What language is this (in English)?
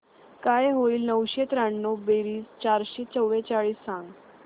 Marathi